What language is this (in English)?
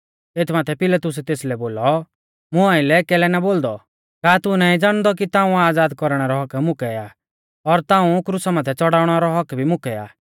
Mahasu Pahari